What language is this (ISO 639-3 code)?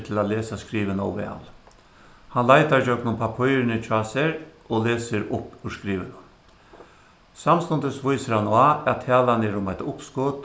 fao